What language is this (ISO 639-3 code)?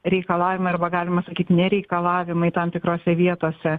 lit